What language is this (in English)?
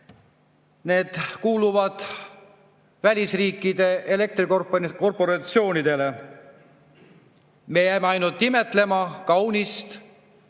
Estonian